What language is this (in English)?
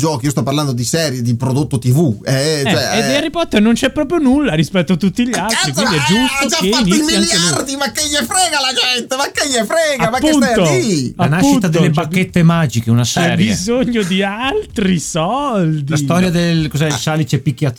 Italian